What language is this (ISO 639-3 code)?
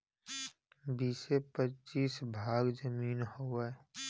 bho